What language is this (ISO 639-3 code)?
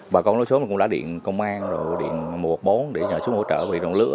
vie